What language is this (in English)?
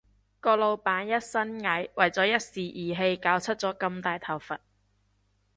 Cantonese